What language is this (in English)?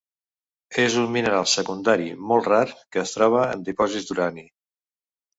Catalan